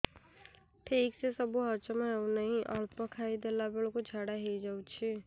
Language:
Odia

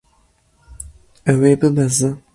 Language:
Kurdish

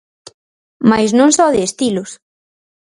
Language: Galician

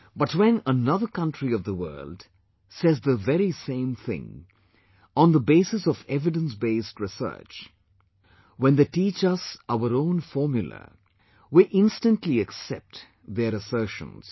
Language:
English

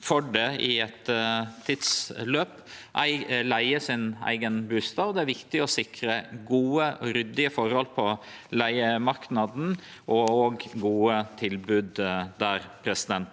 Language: Norwegian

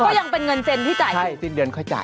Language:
Thai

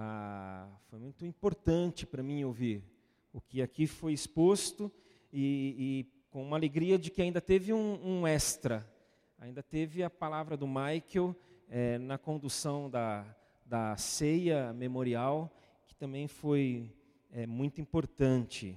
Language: Portuguese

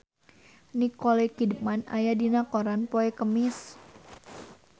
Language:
Sundanese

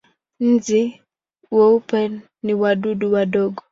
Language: Swahili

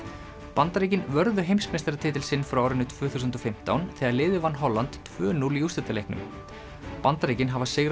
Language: Icelandic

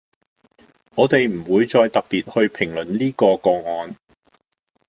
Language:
Cantonese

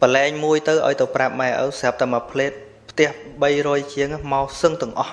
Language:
Vietnamese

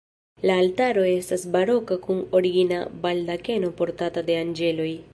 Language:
Esperanto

